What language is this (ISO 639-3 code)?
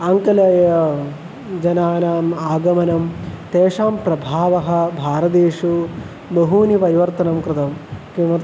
san